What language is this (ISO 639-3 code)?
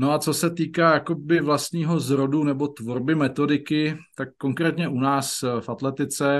ces